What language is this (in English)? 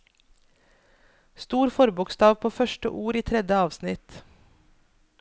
Norwegian